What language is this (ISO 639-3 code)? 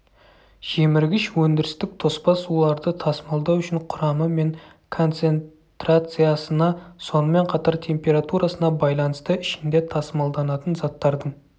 kaz